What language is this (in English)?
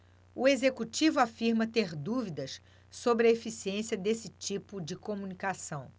Portuguese